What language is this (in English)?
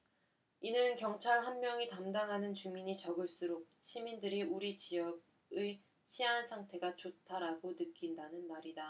Korean